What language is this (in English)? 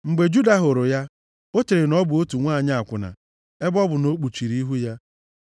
Igbo